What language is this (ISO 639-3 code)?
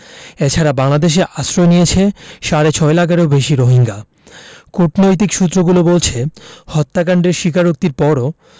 ben